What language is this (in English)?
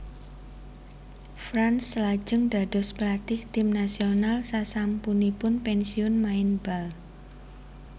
Javanese